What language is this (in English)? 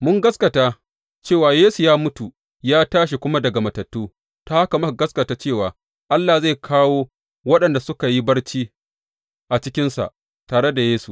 Hausa